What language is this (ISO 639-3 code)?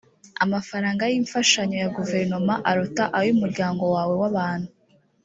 kin